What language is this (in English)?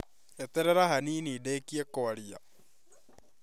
Kikuyu